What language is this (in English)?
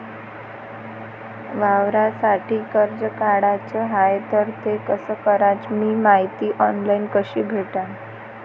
Marathi